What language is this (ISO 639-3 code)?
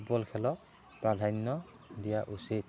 asm